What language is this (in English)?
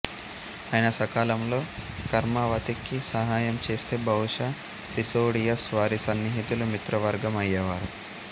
Telugu